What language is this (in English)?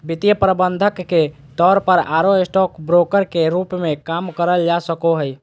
Magahi